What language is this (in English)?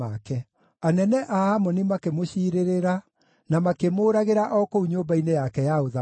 Kikuyu